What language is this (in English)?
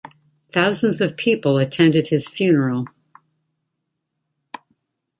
English